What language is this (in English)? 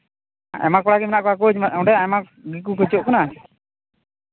Santali